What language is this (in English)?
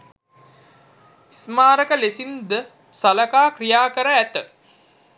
Sinhala